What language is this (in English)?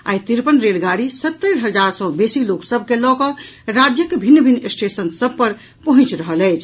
Maithili